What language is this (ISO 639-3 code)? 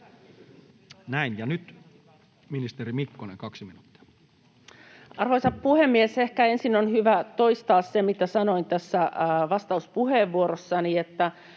fin